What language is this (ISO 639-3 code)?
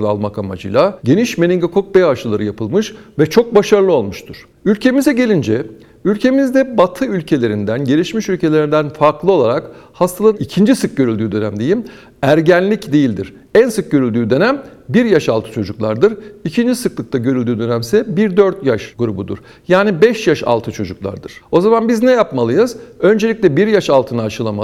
tur